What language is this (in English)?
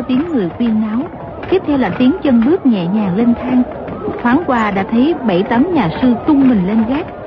Vietnamese